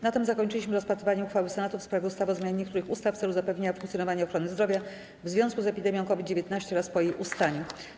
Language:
Polish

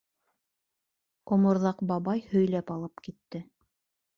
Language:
Bashkir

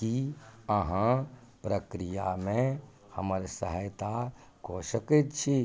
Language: Maithili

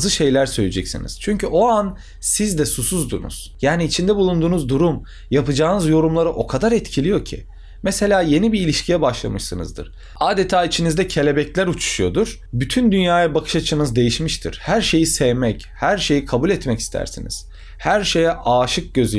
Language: Turkish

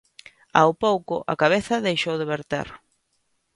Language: Galician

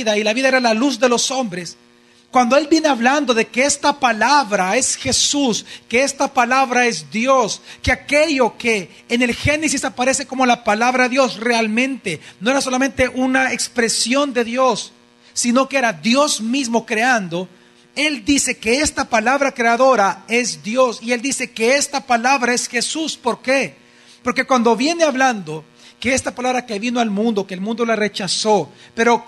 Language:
Spanish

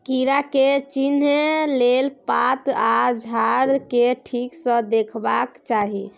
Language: Maithili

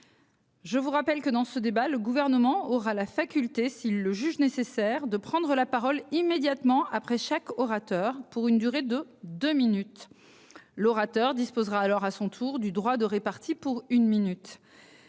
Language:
French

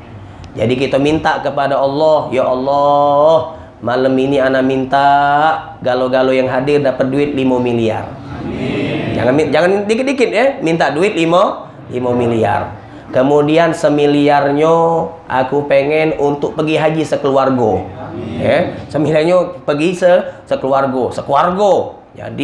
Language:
Indonesian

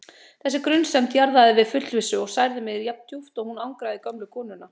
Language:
Icelandic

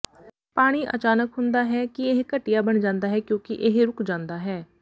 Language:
Punjabi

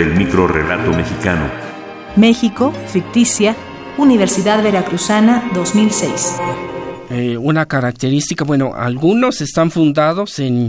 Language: Spanish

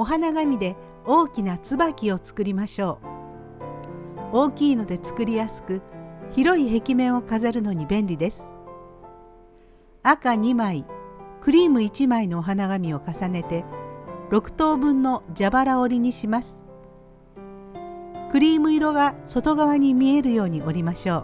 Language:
Japanese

